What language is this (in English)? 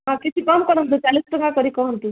Odia